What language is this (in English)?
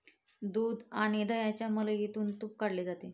Marathi